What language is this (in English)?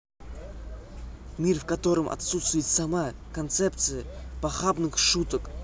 Russian